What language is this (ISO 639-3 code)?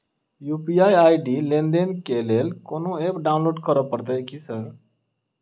mai